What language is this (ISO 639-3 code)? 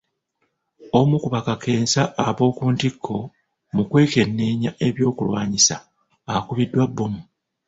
lug